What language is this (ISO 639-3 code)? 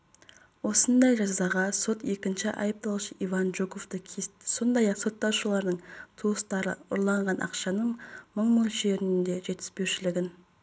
kaz